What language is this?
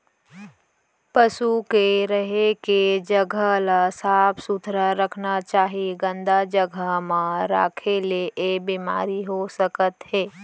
Chhattisgarhi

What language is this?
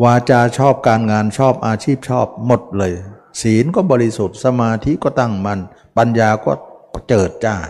Thai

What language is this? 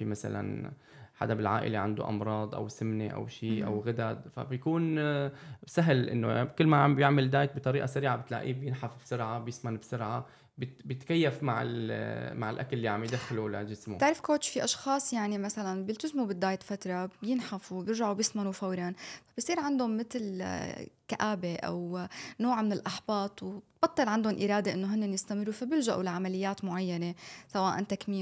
Arabic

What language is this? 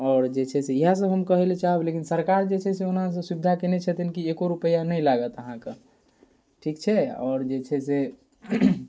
Maithili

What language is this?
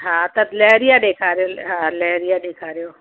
Sindhi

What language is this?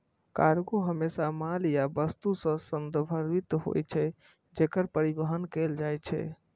Maithili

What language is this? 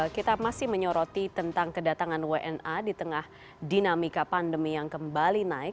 Indonesian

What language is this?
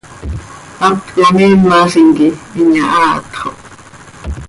Seri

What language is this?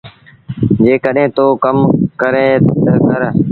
Sindhi Bhil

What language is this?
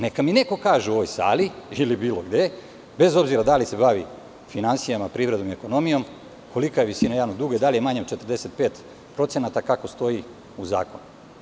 Serbian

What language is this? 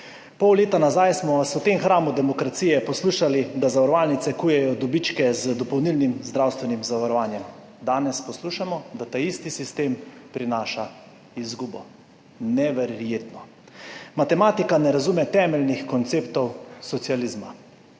Slovenian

